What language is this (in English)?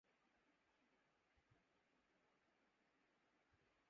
Urdu